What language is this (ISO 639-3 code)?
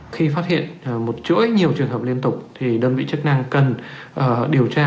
vie